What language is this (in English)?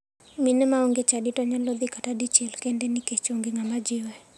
Luo (Kenya and Tanzania)